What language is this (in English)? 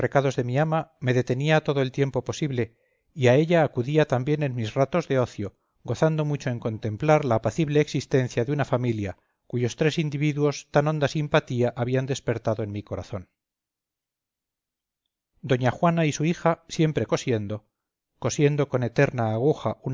Spanish